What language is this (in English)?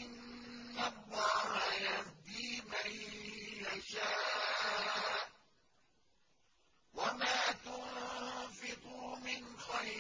Arabic